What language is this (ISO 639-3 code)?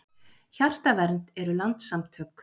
isl